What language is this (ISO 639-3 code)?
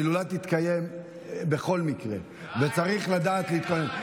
heb